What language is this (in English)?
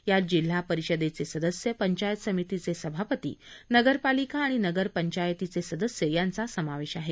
Marathi